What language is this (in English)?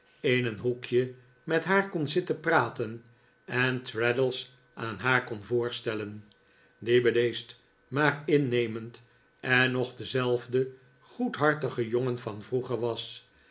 Dutch